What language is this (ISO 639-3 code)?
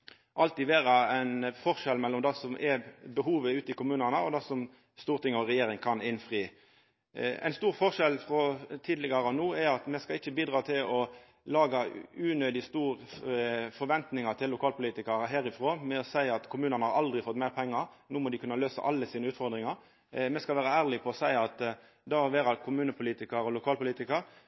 nno